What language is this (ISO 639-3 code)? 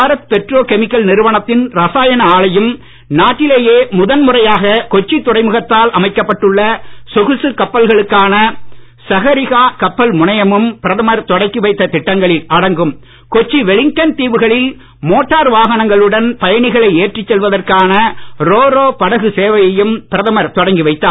tam